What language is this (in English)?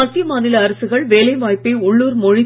Tamil